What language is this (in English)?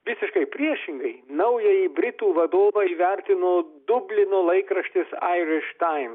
Lithuanian